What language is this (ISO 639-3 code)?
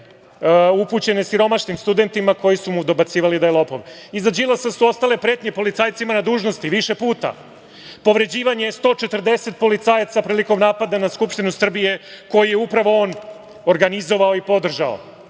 srp